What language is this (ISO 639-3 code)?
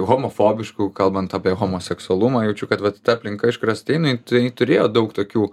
lit